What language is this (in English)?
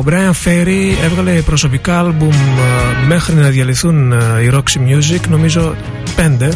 Greek